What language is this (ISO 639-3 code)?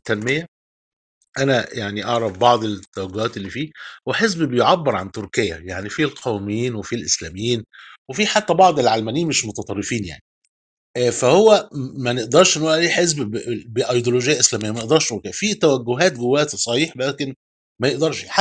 ara